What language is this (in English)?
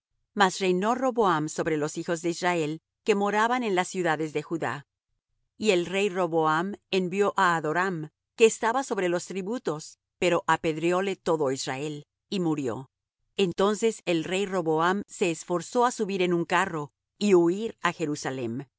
Spanish